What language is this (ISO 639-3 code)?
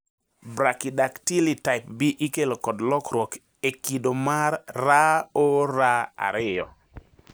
luo